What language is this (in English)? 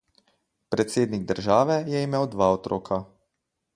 Slovenian